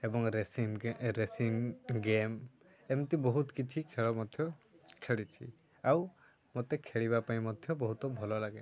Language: Odia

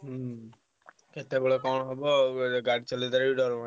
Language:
Odia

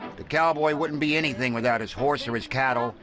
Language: English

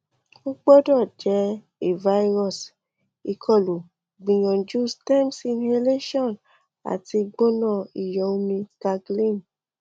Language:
Yoruba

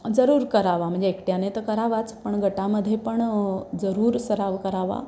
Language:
Marathi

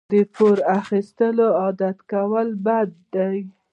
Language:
Pashto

